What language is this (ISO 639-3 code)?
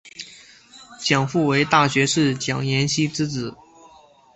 zho